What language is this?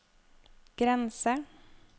Norwegian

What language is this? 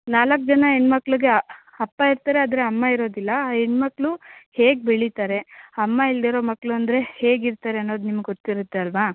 Kannada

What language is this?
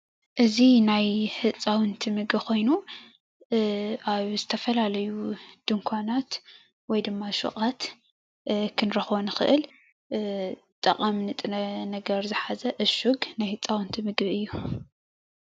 Tigrinya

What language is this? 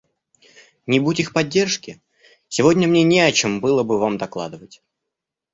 Russian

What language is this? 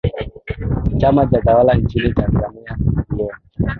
Swahili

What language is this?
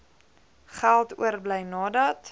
Afrikaans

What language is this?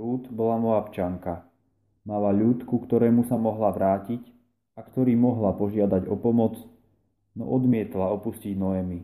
Slovak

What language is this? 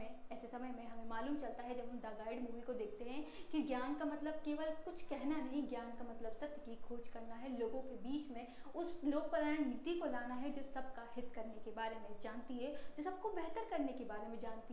Hindi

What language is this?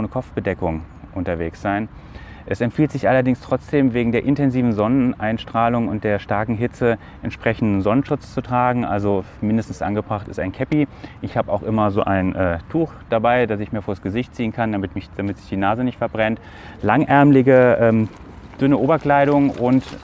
German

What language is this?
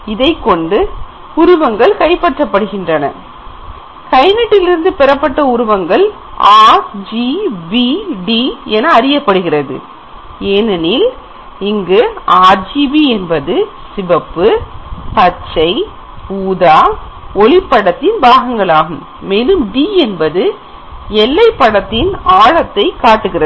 Tamil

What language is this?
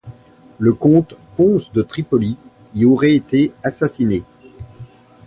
French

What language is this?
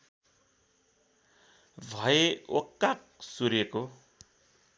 Nepali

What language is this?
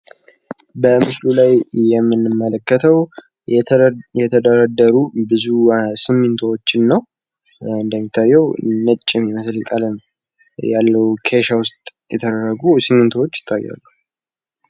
Amharic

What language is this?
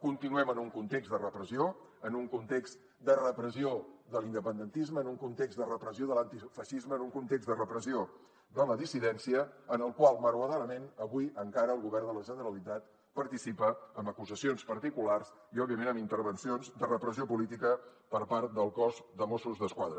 Catalan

